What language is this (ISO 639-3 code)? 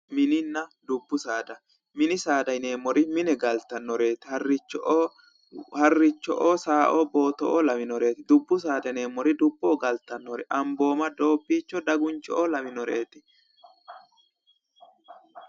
sid